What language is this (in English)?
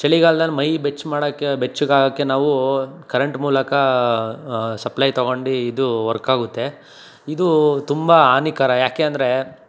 Kannada